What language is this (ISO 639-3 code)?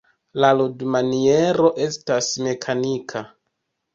epo